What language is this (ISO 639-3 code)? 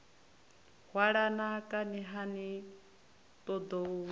ven